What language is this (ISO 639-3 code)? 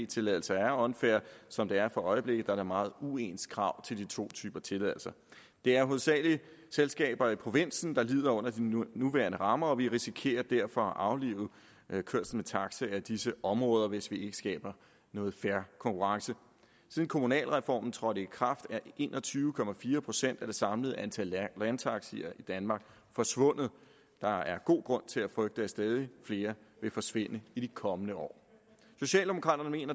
dan